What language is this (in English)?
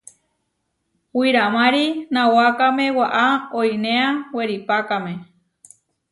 Huarijio